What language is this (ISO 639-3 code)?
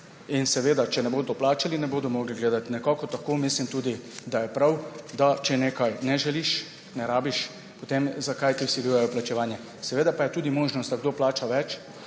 slv